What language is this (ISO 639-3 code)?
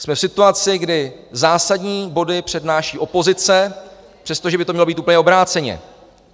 ces